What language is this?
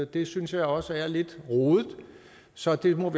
Danish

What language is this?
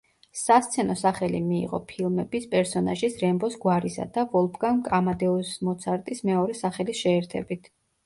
Georgian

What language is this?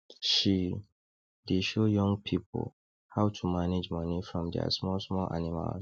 Nigerian Pidgin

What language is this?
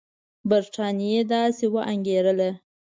Pashto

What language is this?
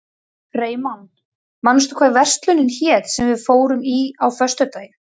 Icelandic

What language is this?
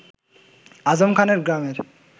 Bangla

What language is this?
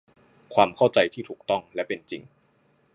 Thai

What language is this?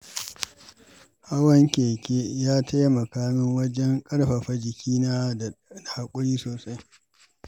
Hausa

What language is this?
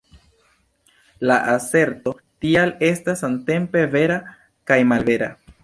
Esperanto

